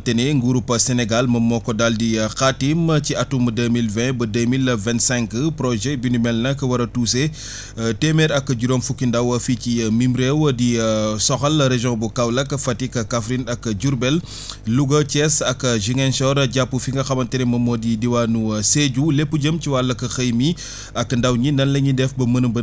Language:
Wolof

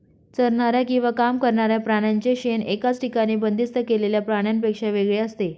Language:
Marathi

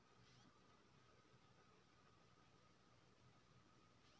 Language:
Maithili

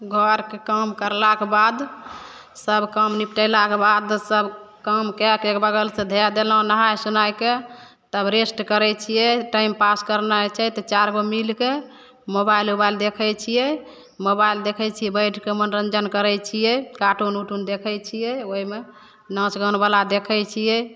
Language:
Maithili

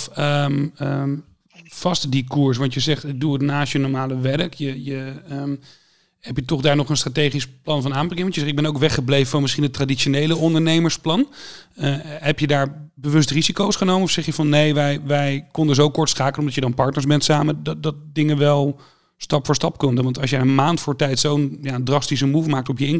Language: Dutch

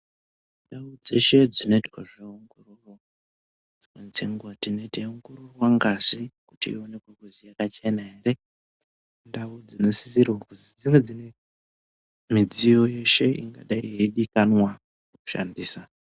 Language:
Ndau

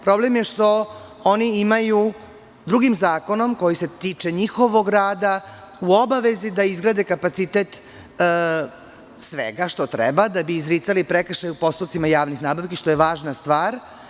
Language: Serbian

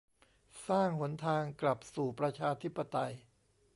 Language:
Thai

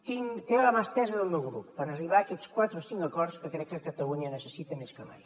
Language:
Catalan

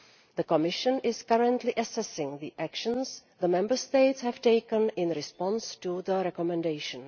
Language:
English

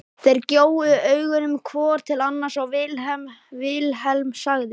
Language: Icelandic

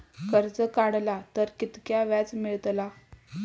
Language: Marathi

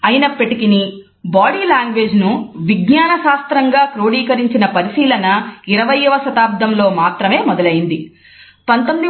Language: Telugu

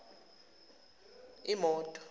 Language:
Zulu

